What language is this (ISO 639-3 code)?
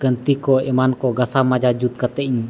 sat